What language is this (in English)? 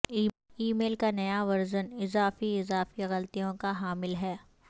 Urdu